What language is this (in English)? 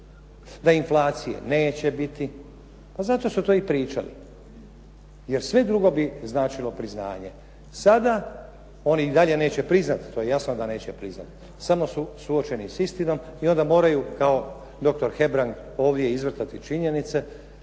Croatian